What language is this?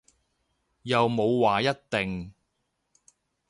Cantonese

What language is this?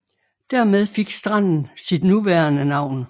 Danish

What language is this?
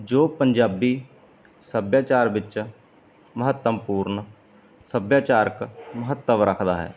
Punjabi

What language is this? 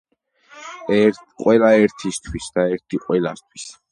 Georgian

